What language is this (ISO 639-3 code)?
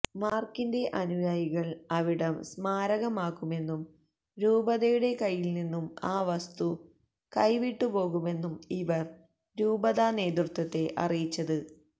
mal